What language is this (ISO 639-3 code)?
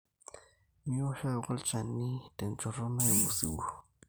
mas